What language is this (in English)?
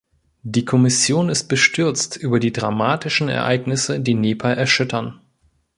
German